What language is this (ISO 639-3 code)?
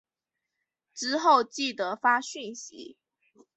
zho